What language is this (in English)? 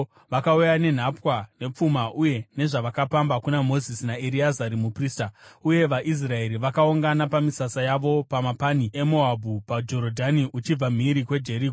Shona